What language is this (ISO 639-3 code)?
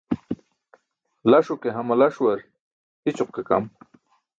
bsk